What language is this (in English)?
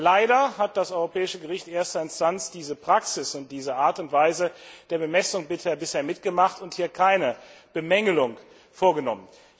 German